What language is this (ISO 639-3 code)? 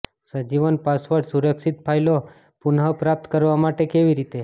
guj